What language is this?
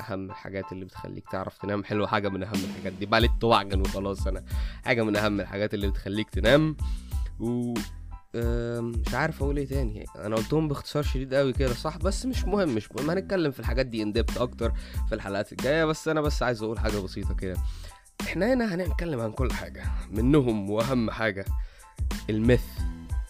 Arabic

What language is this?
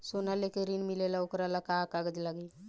Bhojpuri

